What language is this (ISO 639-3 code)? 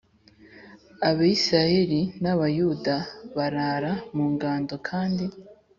kin